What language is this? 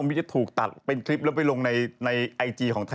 Thai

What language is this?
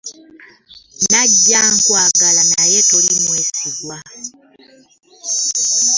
Ganda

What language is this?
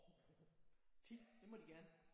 Danish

